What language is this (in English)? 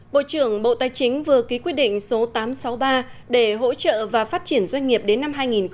Vietnamese